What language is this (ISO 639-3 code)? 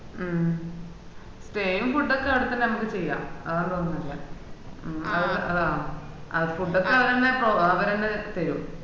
mal